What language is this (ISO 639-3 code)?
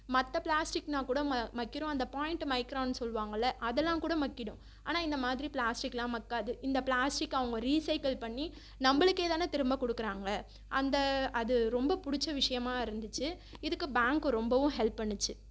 tam